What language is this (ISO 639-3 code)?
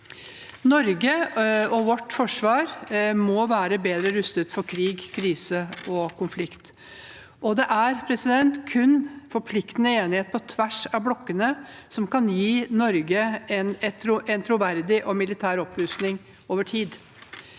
nor